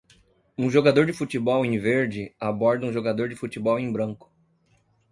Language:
Portuguese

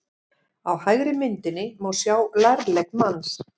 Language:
Icelandic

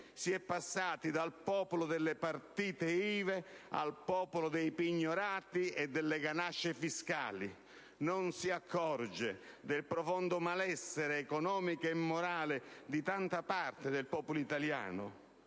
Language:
Italian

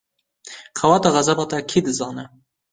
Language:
Kurdish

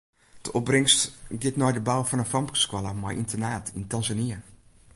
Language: Western Frisian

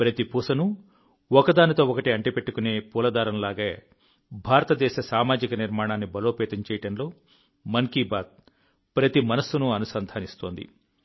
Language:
Telugu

